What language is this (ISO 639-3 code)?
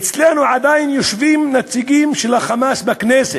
heb